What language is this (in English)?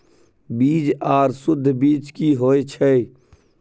Maithili